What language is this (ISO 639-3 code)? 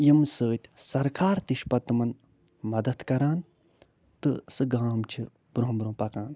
kas